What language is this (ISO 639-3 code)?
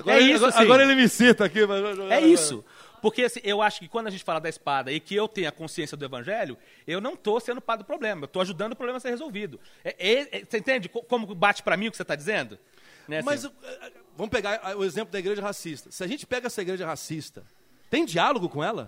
por